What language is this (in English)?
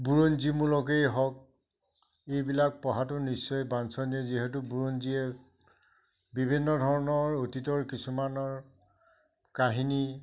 Assamese